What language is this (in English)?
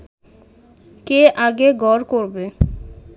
Bangla